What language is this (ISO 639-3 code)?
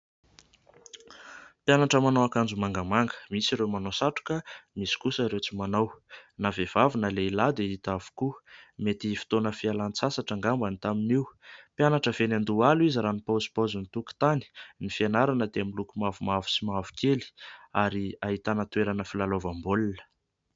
mlg